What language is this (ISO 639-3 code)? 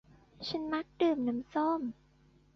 tha